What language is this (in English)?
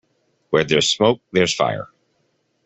English